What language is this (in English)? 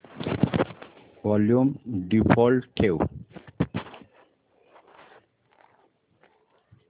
Marathi